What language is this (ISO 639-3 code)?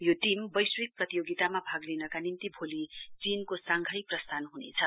nep